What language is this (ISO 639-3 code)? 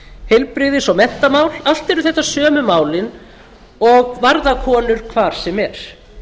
isl